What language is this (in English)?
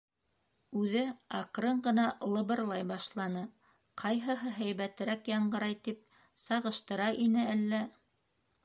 Bashkir